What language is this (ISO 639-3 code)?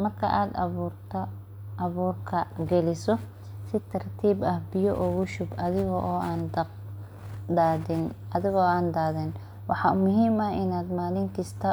som